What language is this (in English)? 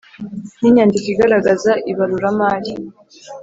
Kinyarwanda